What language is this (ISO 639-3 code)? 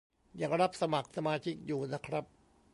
tha